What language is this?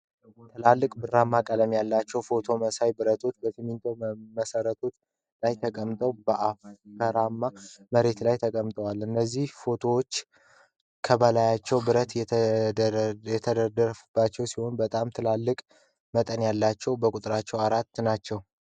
Amharic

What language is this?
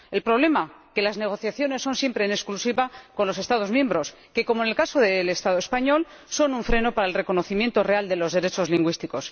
Spanish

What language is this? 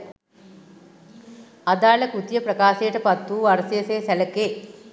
Sinhala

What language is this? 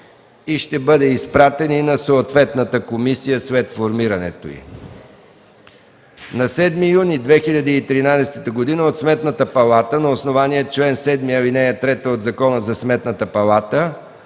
Bulgarian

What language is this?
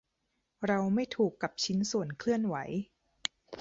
Thai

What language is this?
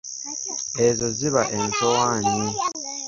Ganda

